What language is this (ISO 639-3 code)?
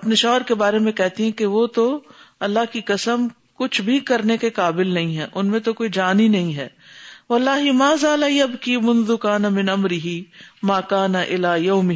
urd